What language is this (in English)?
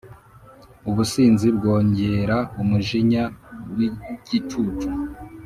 Kinyarwanda